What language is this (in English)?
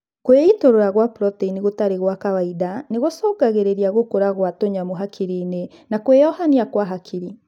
Kikuyu